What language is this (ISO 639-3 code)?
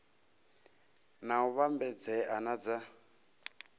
ven